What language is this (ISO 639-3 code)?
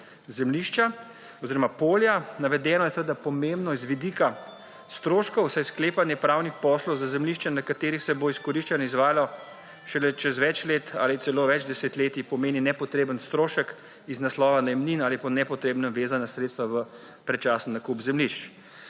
slv